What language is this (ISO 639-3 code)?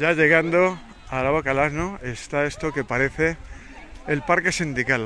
spa